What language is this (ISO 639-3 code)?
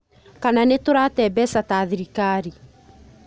kik